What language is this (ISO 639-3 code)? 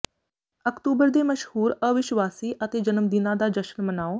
pan